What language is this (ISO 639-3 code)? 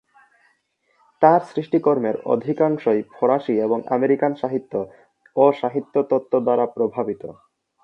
ben